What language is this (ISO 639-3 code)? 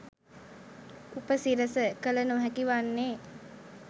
sin